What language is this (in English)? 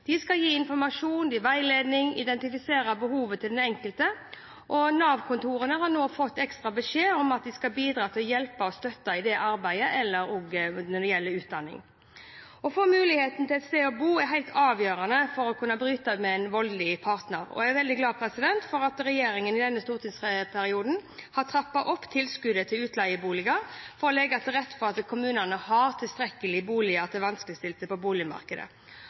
Norwegian Bokmål